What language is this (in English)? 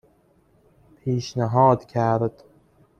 Persian